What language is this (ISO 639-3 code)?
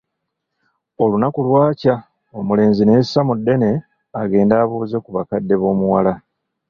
lug